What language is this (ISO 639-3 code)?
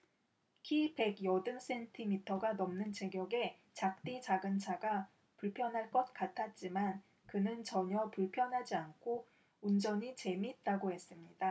kor